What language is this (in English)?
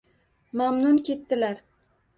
Uzbek